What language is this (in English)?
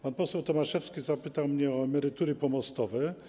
Polish